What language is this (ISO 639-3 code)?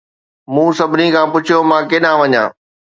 snd